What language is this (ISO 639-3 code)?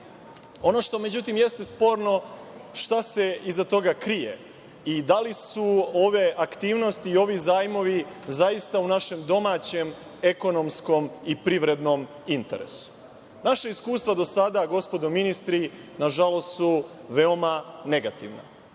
srp